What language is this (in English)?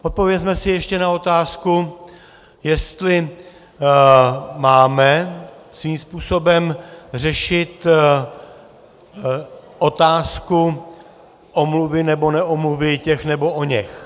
Czech